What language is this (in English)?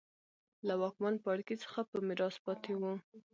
Pashto